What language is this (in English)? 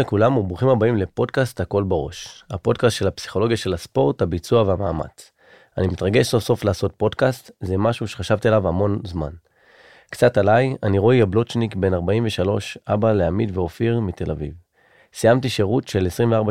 Hebrew